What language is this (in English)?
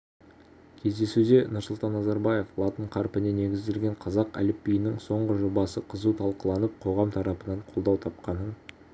Kazakh